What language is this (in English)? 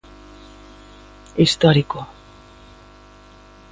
Galician